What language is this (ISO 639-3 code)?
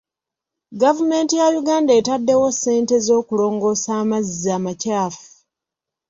lug